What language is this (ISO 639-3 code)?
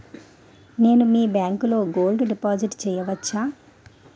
tel